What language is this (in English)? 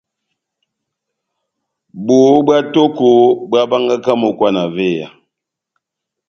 Batanga